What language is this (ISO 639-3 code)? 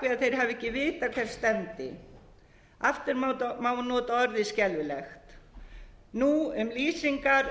isl